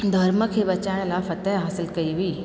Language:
Sindhi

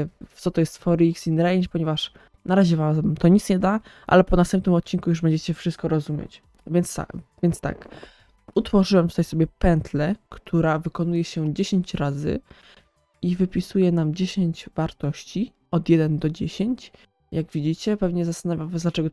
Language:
Polish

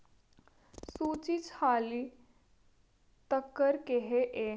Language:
Dogri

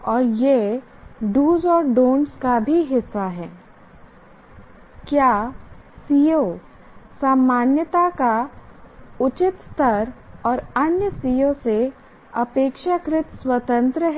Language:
Hindi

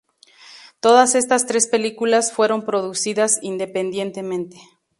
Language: Spanish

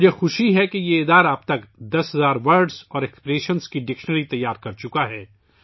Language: Urdu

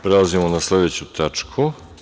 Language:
Serbian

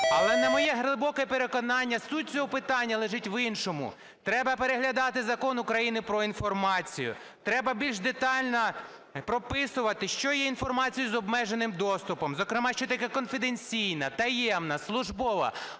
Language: Ukrainian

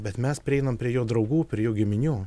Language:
Lithuanian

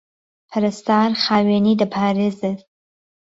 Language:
Central Kurdish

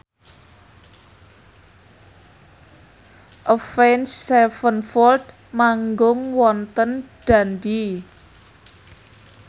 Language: Javanese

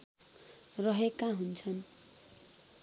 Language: Nepali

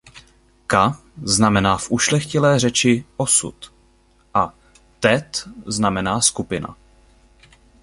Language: Czech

